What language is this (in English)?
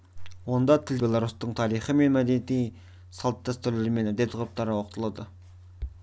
Kazakh